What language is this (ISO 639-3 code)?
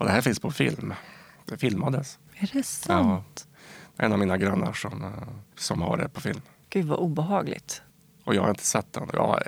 swe